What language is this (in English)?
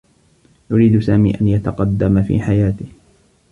Arabic